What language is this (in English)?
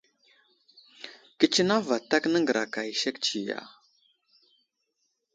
Wuzlam